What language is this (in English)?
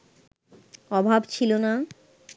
Bangla